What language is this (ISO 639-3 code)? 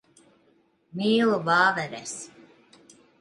lav